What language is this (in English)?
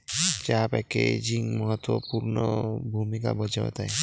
Marathi